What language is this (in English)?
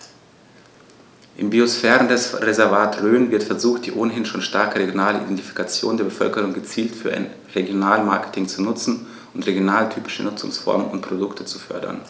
German